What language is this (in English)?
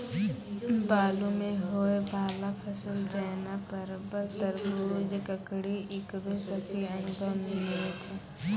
Maithili